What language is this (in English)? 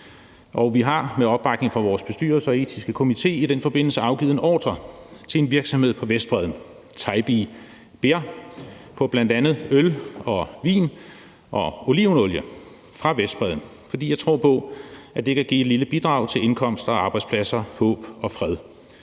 Danish